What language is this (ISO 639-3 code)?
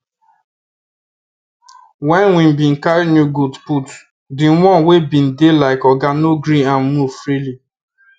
pcm